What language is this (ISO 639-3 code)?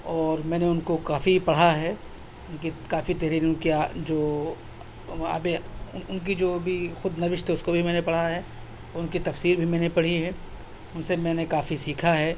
urd